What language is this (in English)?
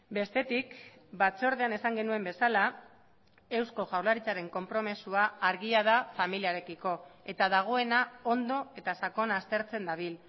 Basque